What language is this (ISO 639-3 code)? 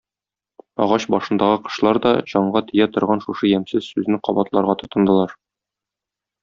tat